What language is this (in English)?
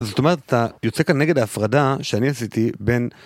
Hebrew